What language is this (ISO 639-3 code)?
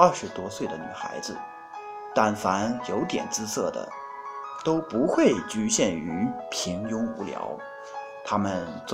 zho